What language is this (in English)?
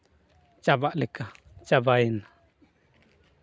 Santali